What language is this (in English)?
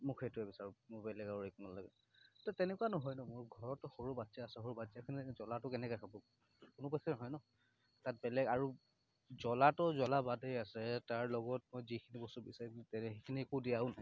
Assamese